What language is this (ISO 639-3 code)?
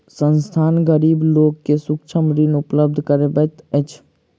mai